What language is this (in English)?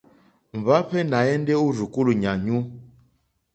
Mokpwe